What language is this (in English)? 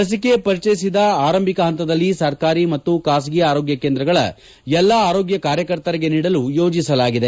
Kannada